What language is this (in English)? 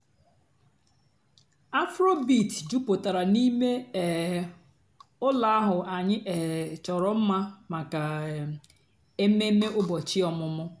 Igbo